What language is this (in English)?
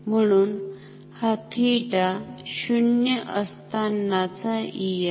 Marathi